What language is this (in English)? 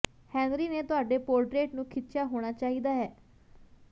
Punjabi